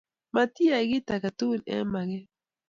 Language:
Kalenjin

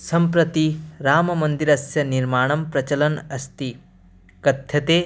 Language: Sanskrit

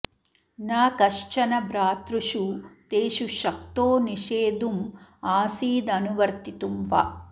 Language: Sanskrit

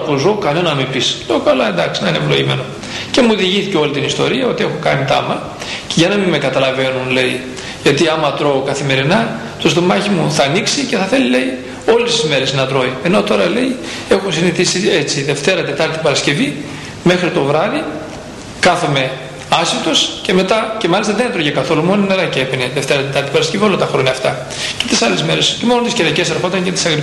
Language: Greek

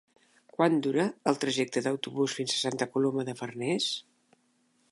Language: Catalan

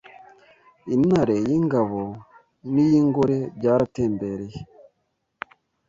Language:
Kinyarwanda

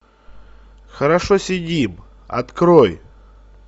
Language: Russian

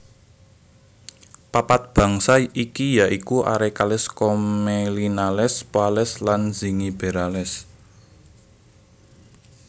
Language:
Javanese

